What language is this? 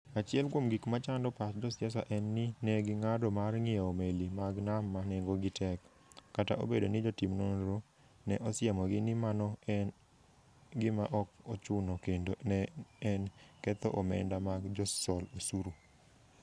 Luo (Kenya and Tanzania)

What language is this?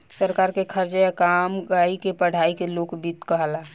Bhojpuri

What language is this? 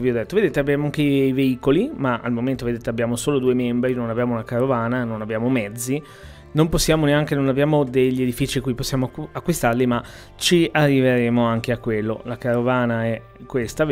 Italian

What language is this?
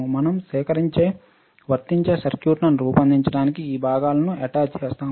Telugu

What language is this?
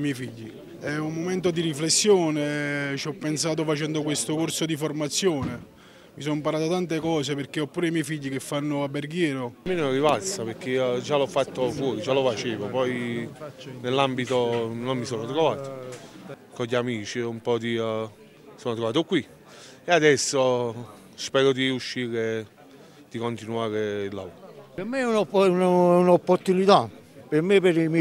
Italian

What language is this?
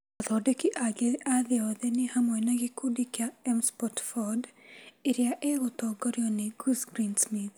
Kikuyu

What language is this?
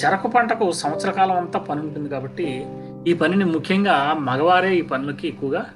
Telugu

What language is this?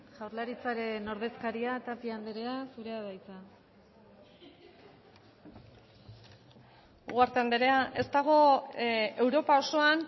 Basque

